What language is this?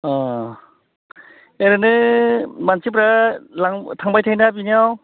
Bodo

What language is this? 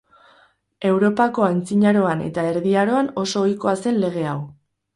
Basque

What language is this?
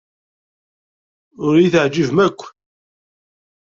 Kabyle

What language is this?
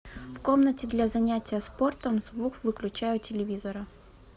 Russian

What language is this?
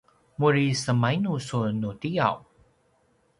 Paiwan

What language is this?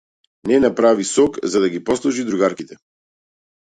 Macedonian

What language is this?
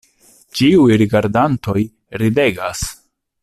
Esperanto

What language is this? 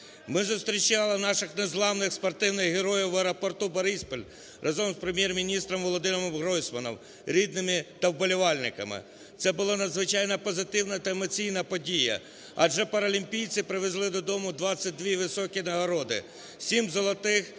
Ukrainian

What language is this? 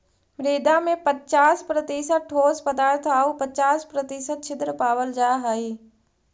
Magahi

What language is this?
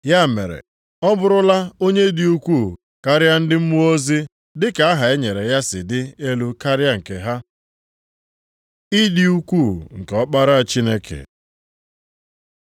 Igbo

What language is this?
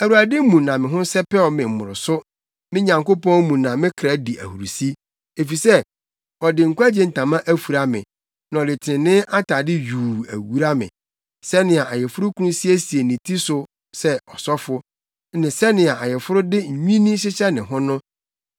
Akan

